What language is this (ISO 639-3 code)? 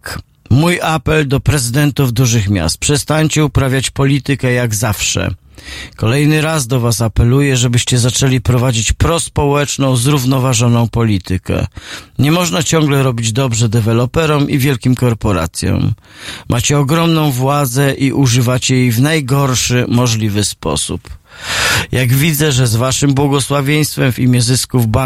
pol